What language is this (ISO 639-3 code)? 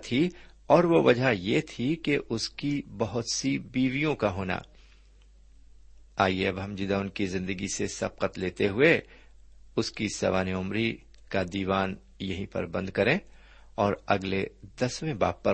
urd